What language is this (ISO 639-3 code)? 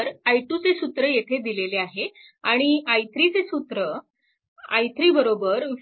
mar